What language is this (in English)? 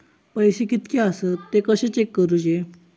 Marathi